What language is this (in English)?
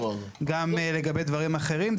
Hebrew